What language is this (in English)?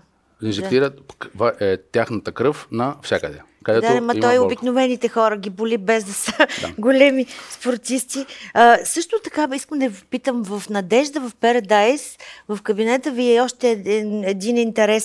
Bulgarian